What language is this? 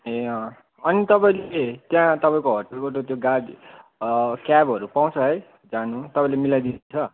Nepali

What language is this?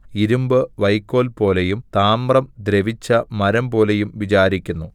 Malayalam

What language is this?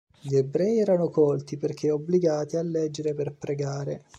Italian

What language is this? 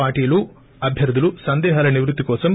Telugu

